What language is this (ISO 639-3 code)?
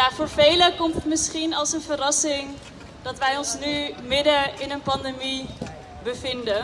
nld